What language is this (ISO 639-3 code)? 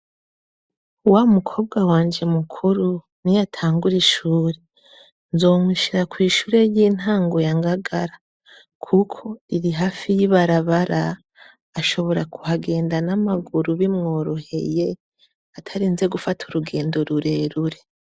run